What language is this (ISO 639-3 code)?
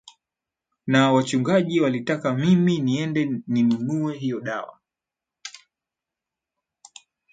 swa